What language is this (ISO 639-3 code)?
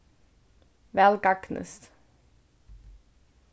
fao